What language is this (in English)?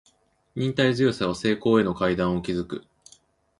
Japanese